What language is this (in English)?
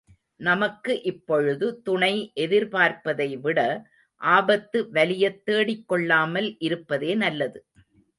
Tamil